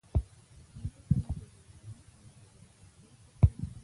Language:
Pashto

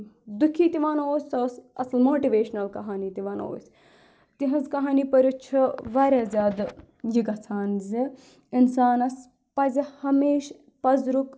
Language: Kashmiri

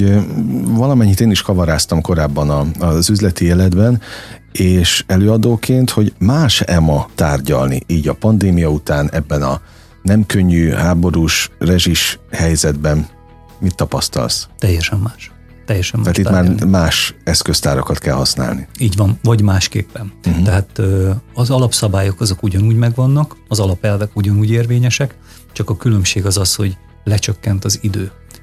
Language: Hungarian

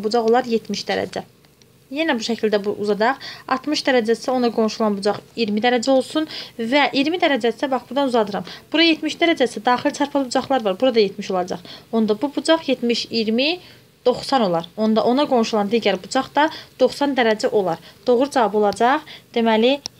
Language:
Turkish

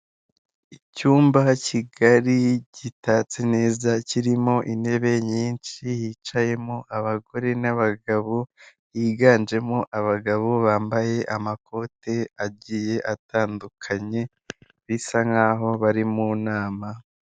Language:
Kinyarwanda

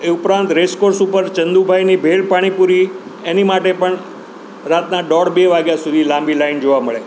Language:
Gujarati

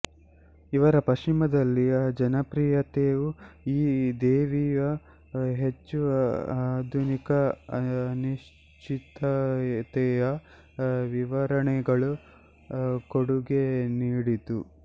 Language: Kannada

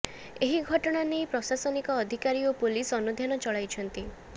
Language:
Odia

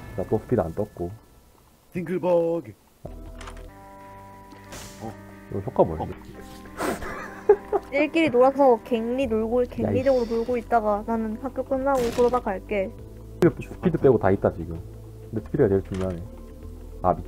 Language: Korean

